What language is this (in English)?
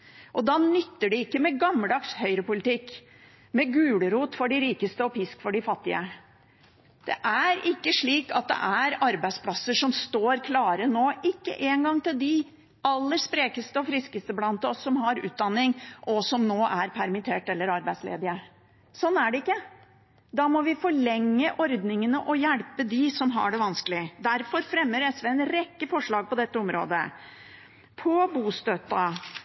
Norwegian Bokmål